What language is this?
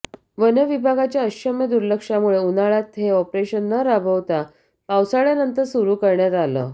Marathi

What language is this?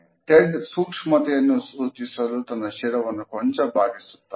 Kannada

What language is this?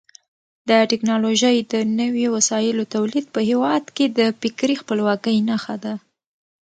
Pashto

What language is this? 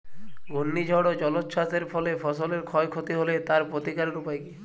Bangla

